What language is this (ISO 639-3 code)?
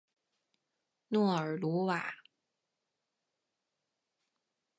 zho